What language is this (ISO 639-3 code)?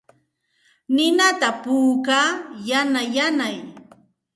qxt